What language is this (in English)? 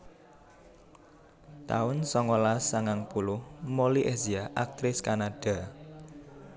Javanese